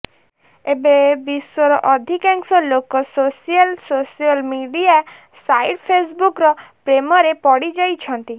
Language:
Odia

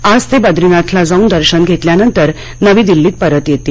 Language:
Marathi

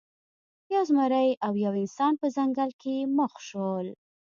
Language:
Pashto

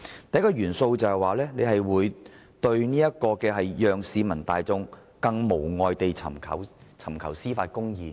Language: Cantonese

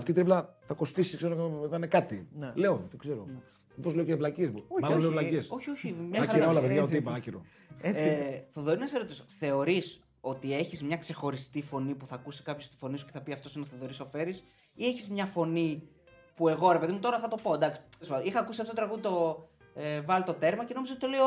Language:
Greek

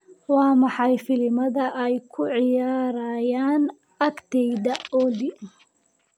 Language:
Somali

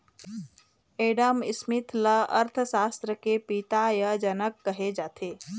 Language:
Chhattisgarhi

